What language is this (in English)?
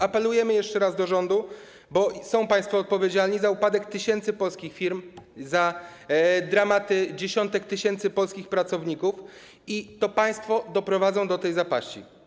Polish